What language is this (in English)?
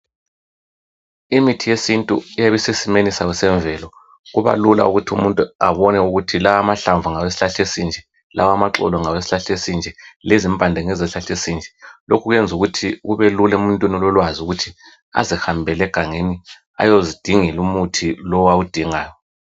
North Ndebele